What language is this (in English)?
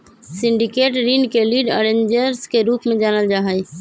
Magahi